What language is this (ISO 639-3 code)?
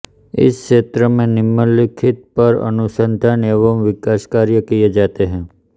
hin